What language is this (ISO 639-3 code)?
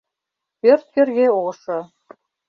chm